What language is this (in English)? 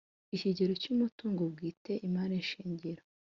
Kinyarwanda